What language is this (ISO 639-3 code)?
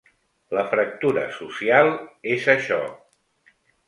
cat